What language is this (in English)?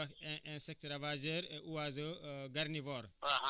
Wolof